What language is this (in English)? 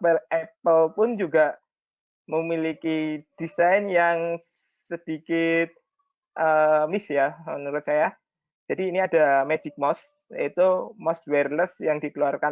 Indonesian